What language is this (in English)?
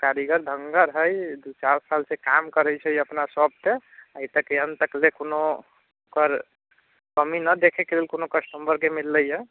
Maithili